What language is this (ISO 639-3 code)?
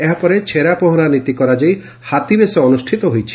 ori